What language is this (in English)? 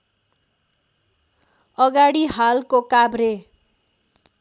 Nepali